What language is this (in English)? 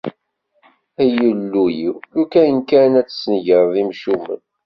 Kabyle